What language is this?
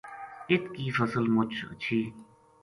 Gujari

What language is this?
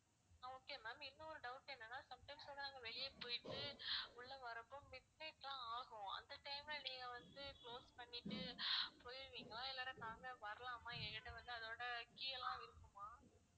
Tamil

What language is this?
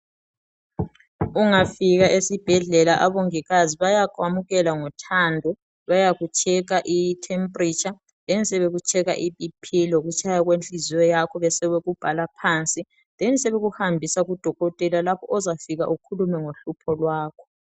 North Ndebele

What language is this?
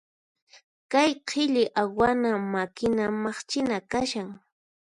Puno Quechua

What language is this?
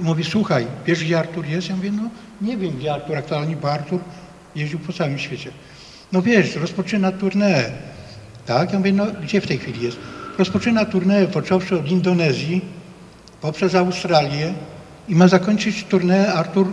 Polish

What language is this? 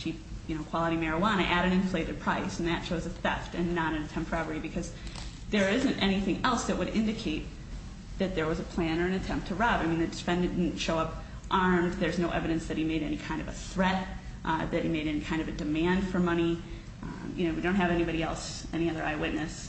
English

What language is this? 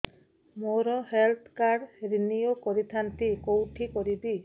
Odia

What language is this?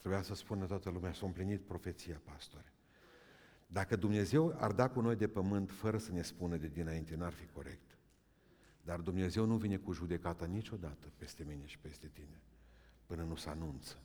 Romanian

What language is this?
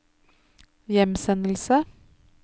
Norwegian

